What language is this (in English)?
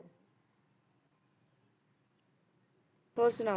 Punjabi